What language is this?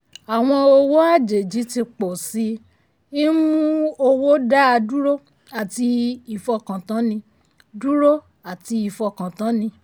Yoruba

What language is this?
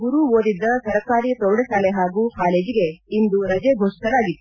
Kannada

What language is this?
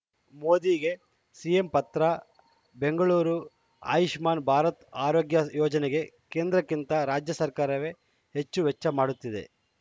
Kannada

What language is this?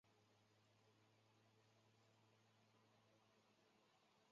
Chinese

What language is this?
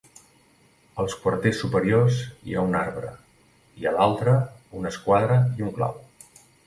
Catalan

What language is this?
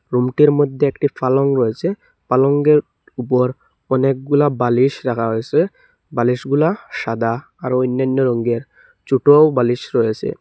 Bangla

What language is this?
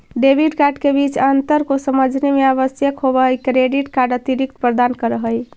Magahi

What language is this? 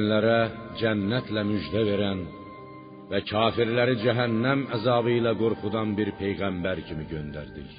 Persian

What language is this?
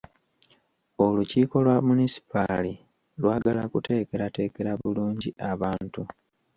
Ganda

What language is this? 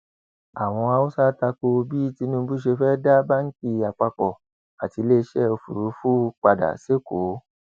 Yoruba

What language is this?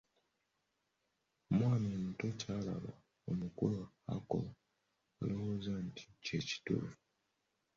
Ganda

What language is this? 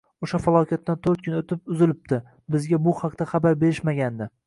Uzbek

